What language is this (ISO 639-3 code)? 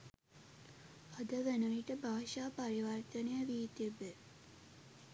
sin